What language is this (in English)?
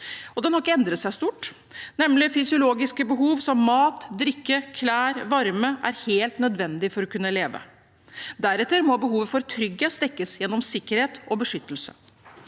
Norwegian